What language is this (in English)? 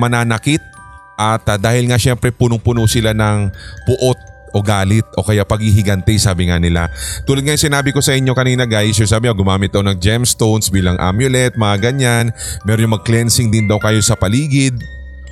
Filipino